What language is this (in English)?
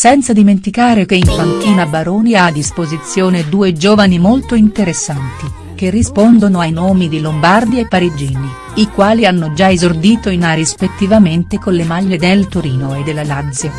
Italian